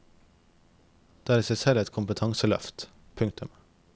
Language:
Norwegian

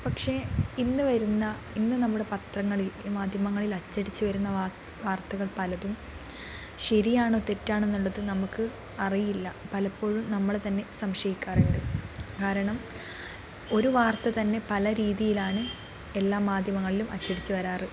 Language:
Malayalam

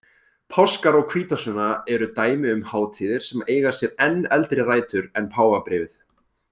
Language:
Icelandic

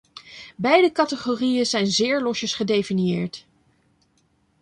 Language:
Dutch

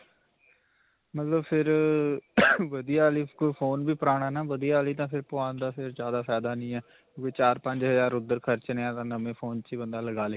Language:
Punjabi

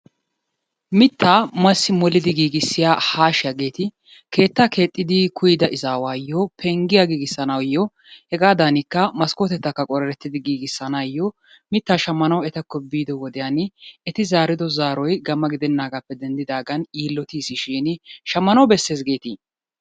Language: Wolaytta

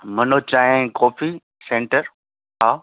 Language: Sindhi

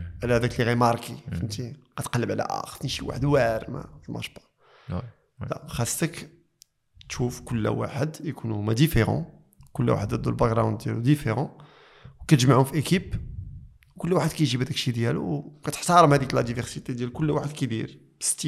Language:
Arabic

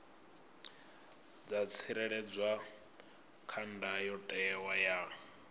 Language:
Venda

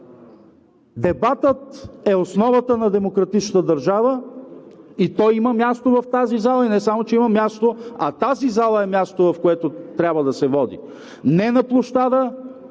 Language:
Bulgarian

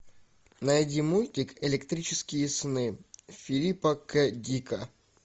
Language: Russian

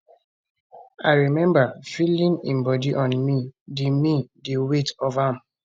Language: Nigerian Pidgin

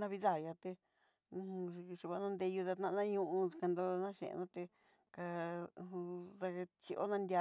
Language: Southeastern Nochixtlán Mixtec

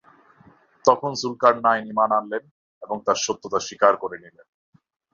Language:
Bangla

